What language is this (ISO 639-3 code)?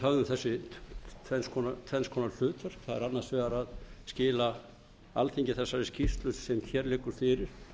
isl